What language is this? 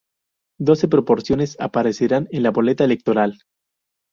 Spanish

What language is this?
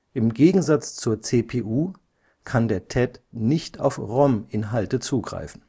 German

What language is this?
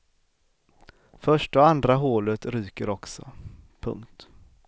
Swedish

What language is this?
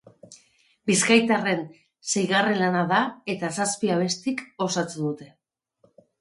Basque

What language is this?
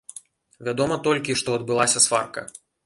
Belarusian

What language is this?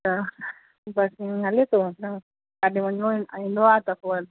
Sindhi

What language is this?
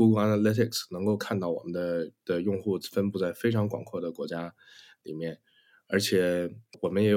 Chinese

